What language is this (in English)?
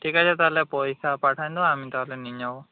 Bangla